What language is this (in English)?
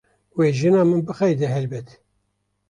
Kurdish